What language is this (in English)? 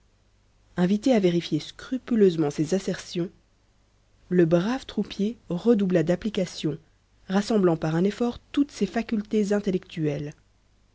French